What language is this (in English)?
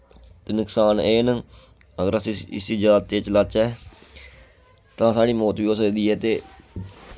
Dogri